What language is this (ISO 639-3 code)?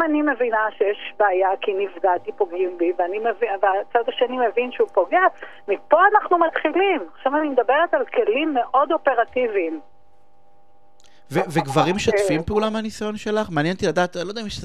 heb